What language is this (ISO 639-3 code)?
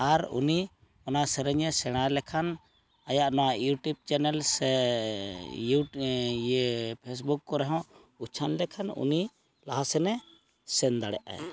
sat